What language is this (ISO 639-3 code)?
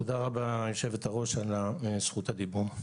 heb